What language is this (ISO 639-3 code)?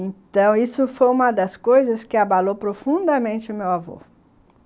por